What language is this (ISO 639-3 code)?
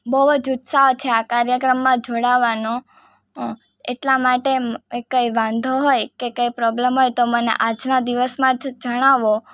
guj